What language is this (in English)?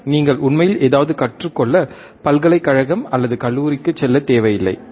Tamil